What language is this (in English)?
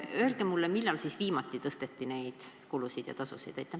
Estonian